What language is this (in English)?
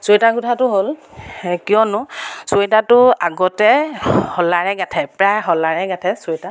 Assamese